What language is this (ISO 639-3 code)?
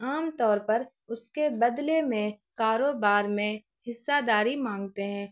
urd